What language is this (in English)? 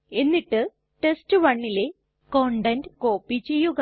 Malayalam